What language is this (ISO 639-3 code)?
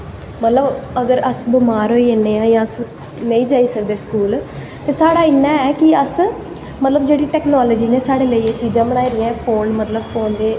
doi